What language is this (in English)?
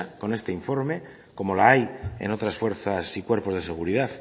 Spanish